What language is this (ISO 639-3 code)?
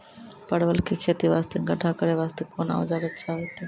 mai